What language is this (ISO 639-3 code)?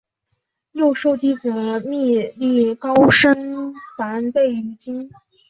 zho